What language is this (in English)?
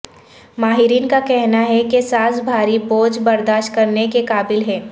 Urdu